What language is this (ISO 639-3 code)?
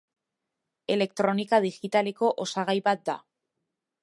eus